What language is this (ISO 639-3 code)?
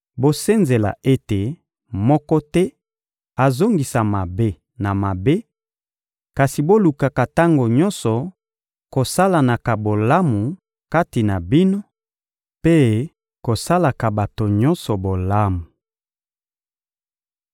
lin